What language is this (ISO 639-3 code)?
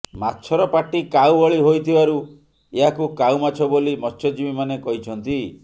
ori